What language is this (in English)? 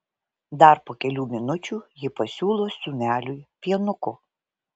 Lithuanian